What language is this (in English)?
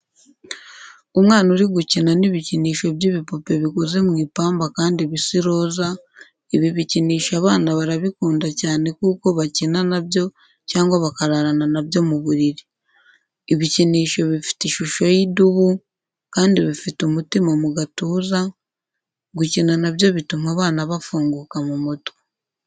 Kinyarwanda